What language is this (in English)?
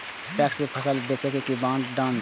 Maithili